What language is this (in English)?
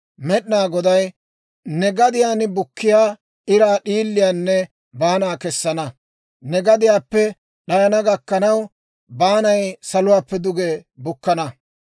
Dawro